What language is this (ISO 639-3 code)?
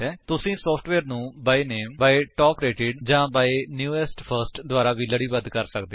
pan